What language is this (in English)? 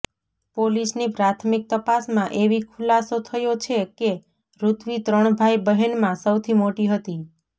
Gujarati